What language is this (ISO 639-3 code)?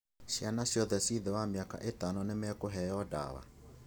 kik